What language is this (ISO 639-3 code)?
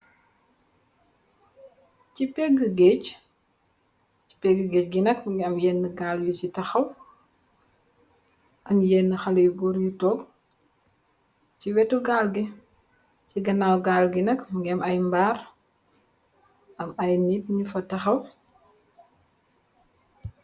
wol